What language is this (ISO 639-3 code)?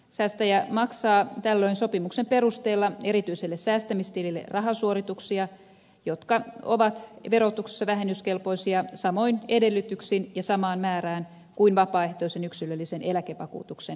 fin